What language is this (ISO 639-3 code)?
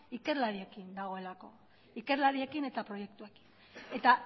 eus